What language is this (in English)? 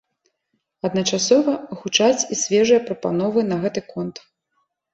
Belarusian